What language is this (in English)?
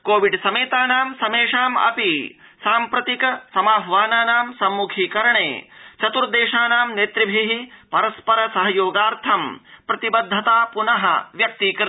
Sanskrit